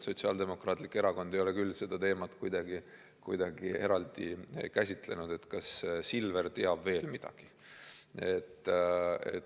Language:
Estonian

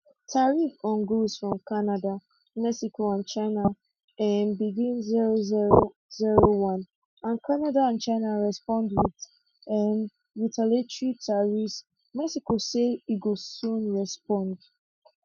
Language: Nigerian Pidgin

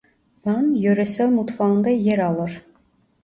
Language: Turkish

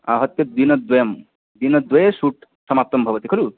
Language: Sanskrit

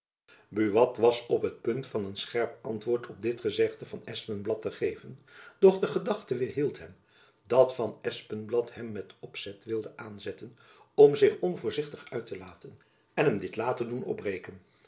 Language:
Dutch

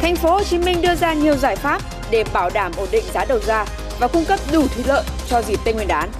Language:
Vietnamese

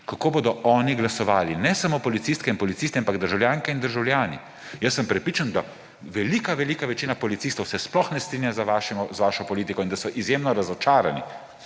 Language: Slovenian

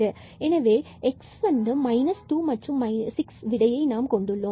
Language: Tamil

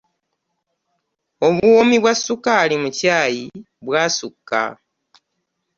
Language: Ganda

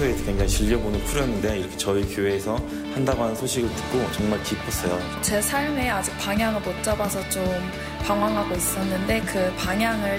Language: Korean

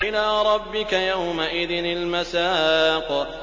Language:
Arabic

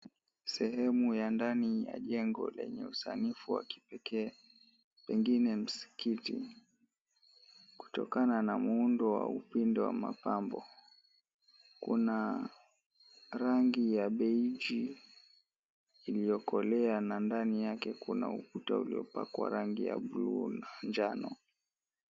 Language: Swahili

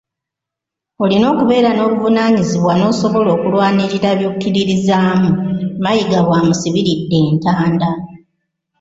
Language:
Ganda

